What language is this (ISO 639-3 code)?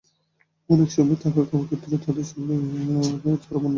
ben